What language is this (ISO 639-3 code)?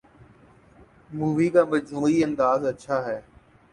urd